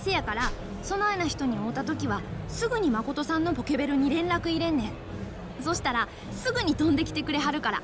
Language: Japanese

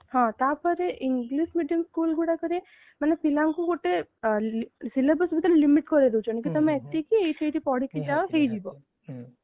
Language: Odia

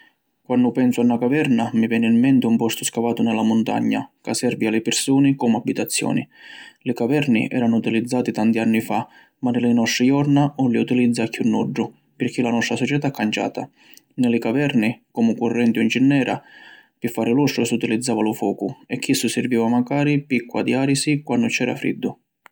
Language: Sicilian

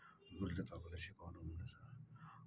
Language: Nepali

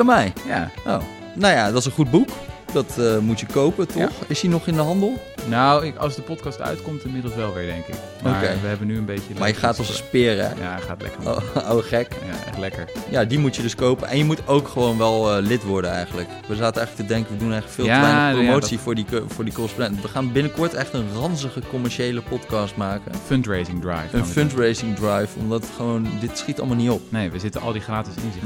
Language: Dutch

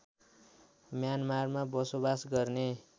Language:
Nepali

